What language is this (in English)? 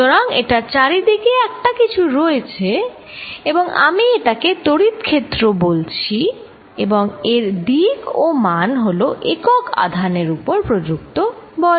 Bangla